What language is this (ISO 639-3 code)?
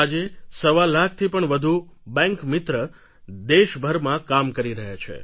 guj